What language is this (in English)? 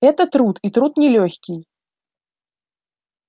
Russian